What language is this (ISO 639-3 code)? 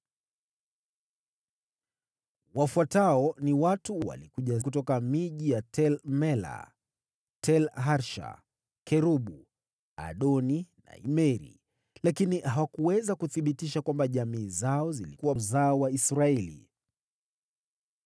swa